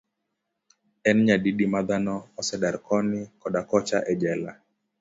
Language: Luo (Kenya and Tanzania)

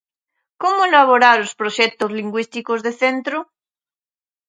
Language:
Galician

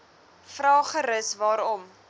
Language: Afrikaans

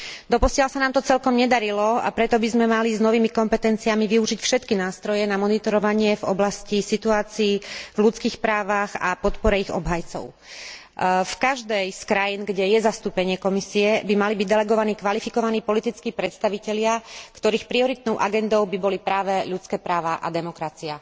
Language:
Slovak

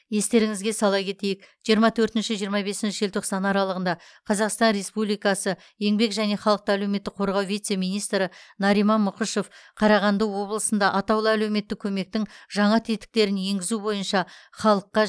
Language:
Kazakh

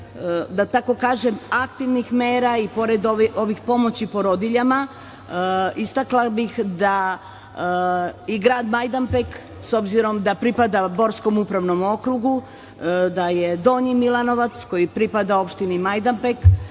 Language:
Serbian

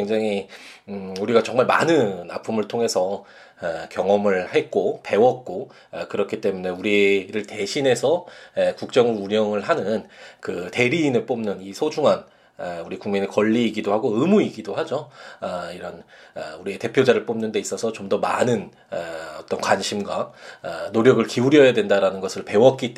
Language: Korean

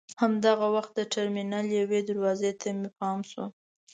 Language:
Pashto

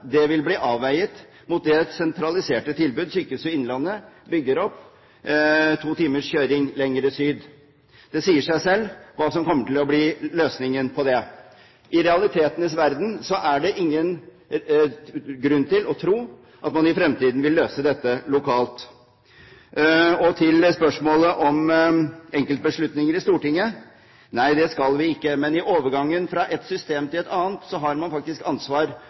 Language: Norwegian Bokmål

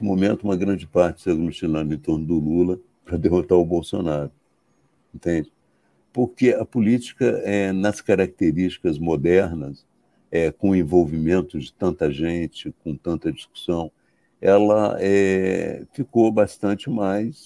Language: Portuguese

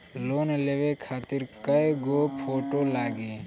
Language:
Bhojpuri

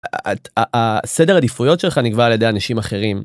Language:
Hebrew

